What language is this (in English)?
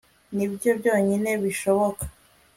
Kinyarwanda